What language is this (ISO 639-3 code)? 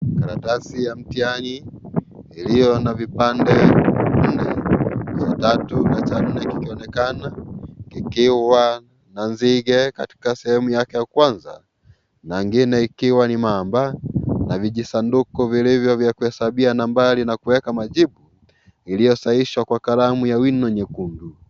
swa